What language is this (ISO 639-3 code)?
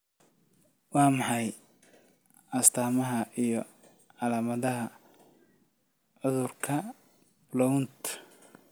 som